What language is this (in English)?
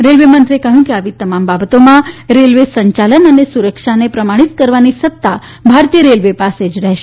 Gujarati